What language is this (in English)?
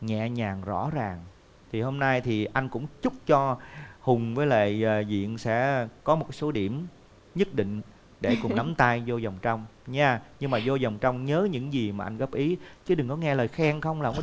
Vietnamese